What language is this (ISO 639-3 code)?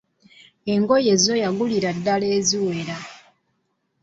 lug